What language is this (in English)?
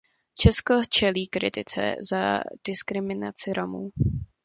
Czech